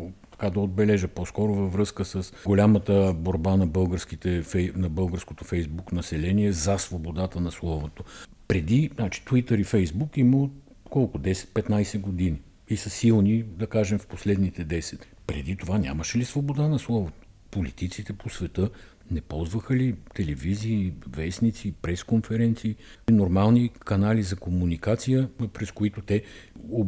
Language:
Bulgarian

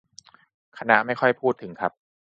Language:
Thai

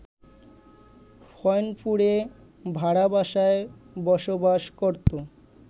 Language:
Bangla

